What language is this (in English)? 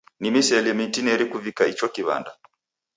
Taita